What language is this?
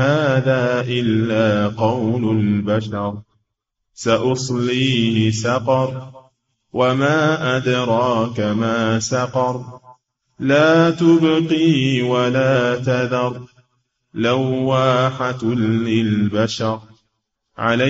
Arabic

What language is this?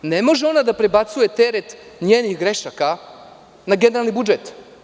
Serbian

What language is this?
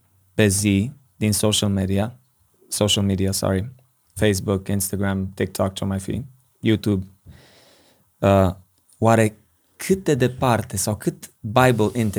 Romanian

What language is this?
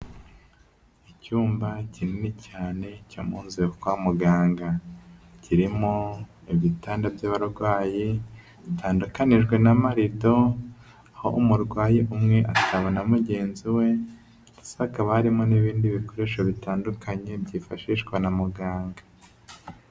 Kinyarwanda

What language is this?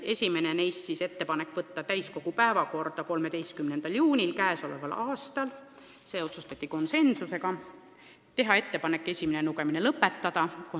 Estonian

